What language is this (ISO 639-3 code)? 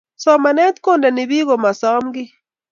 kln